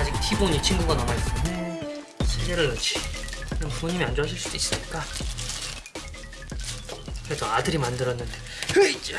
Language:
Korean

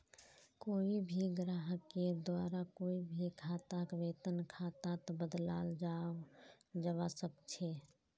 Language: Magahi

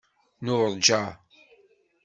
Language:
Kabyle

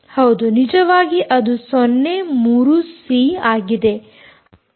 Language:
Kannada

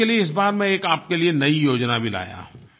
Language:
Hindi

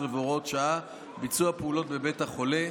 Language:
Hebrew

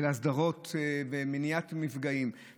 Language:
Hebrew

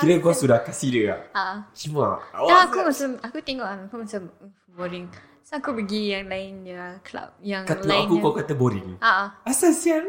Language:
Malay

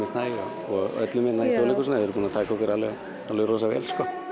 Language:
Icelandic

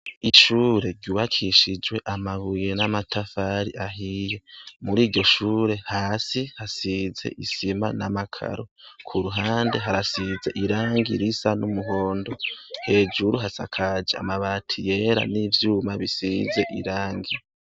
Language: Rundi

